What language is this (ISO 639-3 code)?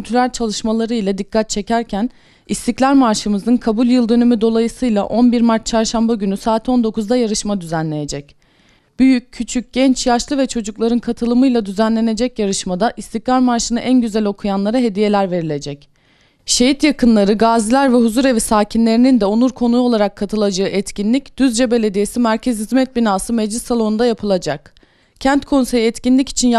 tur